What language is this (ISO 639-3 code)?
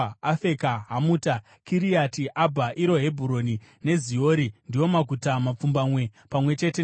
sna